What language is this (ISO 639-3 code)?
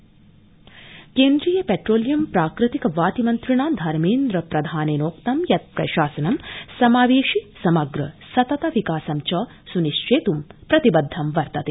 san